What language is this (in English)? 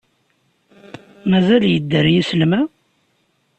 Kabyle